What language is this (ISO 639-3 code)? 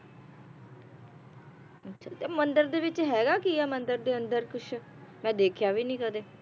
pan